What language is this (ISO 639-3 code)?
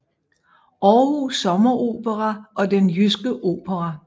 dan